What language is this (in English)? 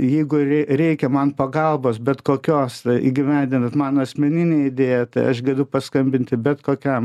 Lithuanian